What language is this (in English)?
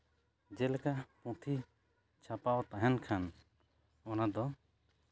Santali